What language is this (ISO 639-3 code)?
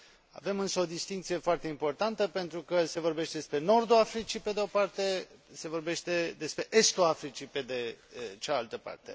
ron